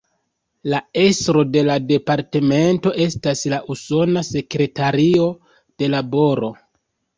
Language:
Esperanto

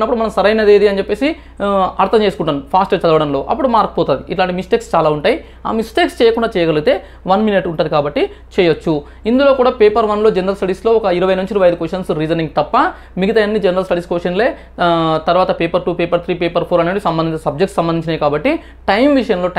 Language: Telugu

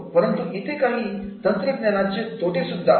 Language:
Marathi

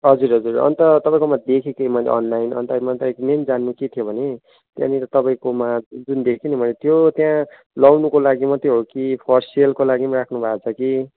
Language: Nepali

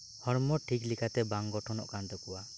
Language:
Santali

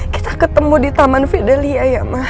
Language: Indonesian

